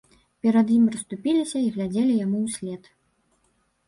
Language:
Belarusian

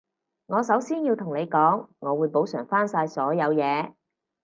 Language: Cantonese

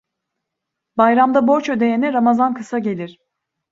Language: Turkish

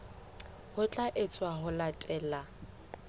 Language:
Southern Sotho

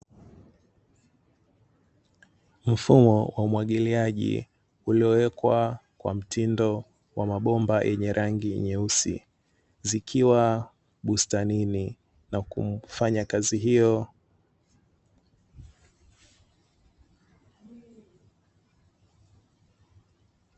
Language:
Swahili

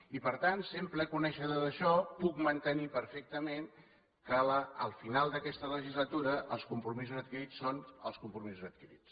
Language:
Catalan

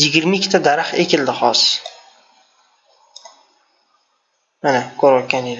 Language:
Turkish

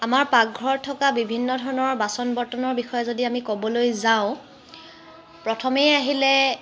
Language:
Assamese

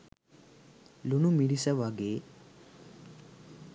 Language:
Sinhala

